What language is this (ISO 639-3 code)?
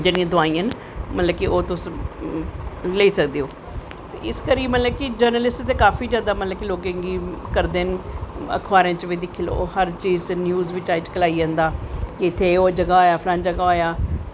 doi